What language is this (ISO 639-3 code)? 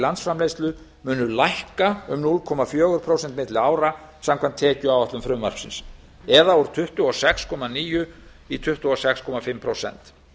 isl